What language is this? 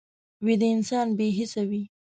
Pashto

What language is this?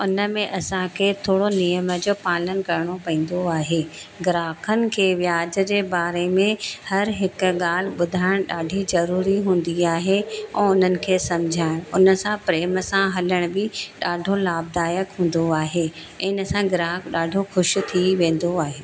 Sindhi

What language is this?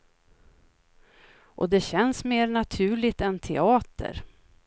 Swedish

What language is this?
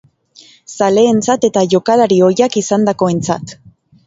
Basque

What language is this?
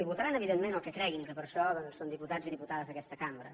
Catalan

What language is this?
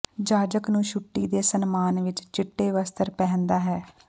Punjabi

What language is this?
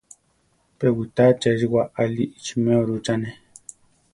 Central Tarahumara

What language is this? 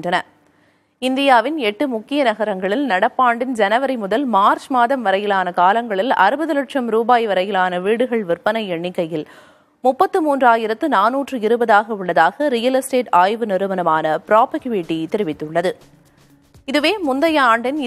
Tamil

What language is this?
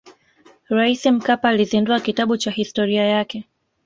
Swahili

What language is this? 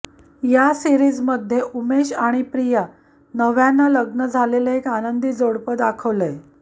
Marathi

